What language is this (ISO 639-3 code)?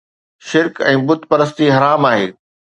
snd